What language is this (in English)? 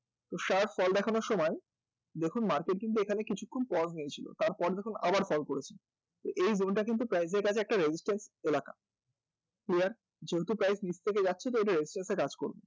Bangla